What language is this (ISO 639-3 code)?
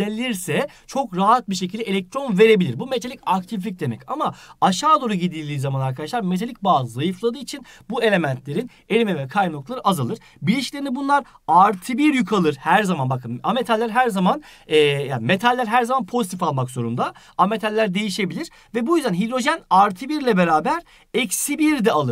tur